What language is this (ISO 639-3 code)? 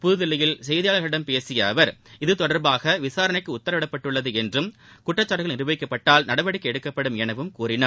tam